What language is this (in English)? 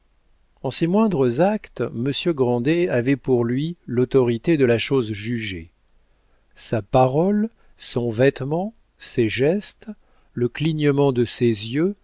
French